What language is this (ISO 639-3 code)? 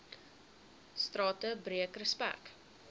afr